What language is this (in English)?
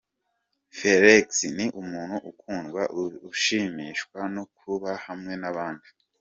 Kinyarwanda